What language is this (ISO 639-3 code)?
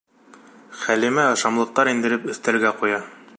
bak